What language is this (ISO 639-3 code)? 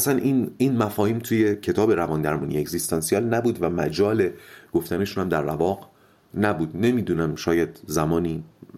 fas